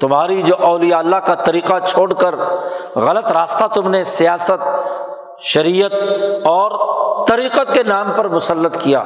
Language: Urdu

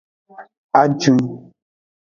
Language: Aja (Benin)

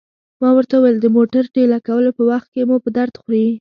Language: Pashto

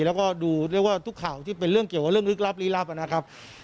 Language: Thai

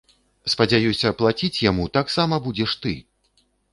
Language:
Belarusian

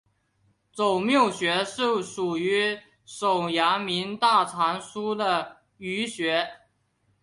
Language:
Chinese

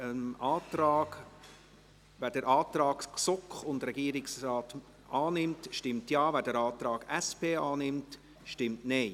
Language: Swiss German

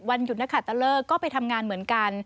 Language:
Thai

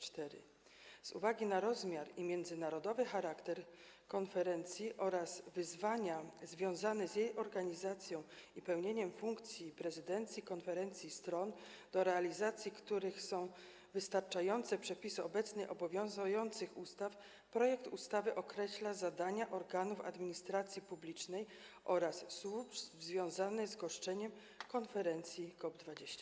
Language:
Polish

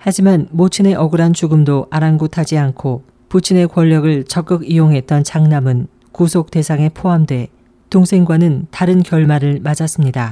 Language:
Korean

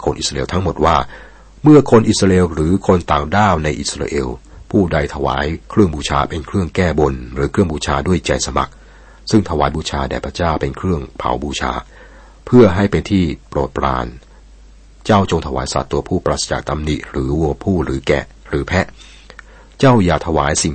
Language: Thai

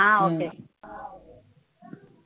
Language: Tamil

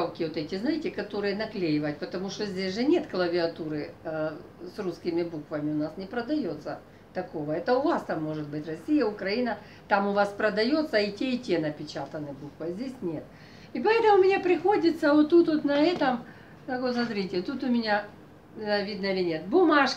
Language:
Russian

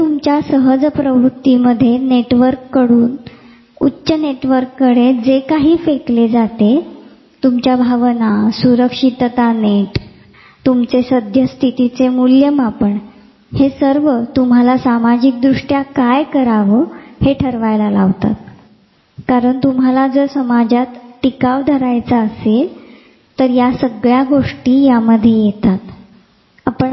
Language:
Marathi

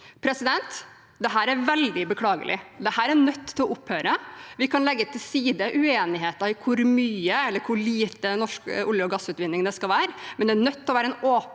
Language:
Norwegian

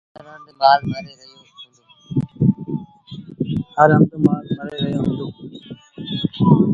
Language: Sindhi Bhil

